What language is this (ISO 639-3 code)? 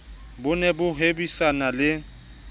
sot